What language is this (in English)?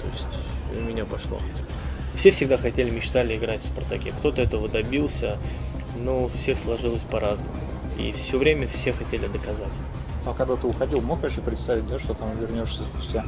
Russian